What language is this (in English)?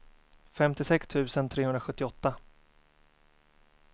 Swedish